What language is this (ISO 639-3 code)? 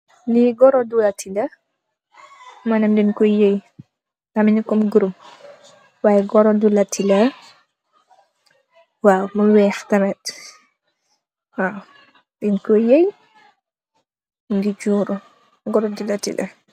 wol